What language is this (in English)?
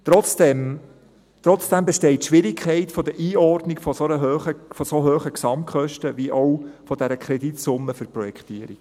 Swiss German